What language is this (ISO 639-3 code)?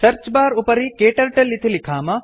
san